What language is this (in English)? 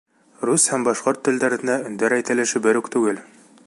Bashkir